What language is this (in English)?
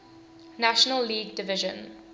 English